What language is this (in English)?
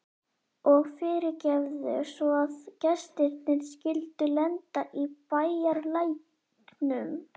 Icelandic